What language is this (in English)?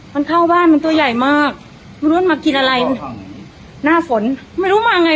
Thai